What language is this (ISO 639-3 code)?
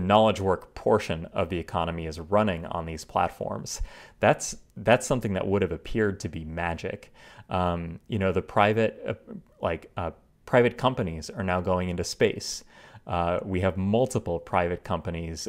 eng